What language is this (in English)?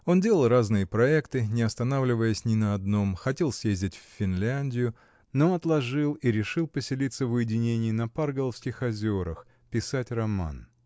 Russian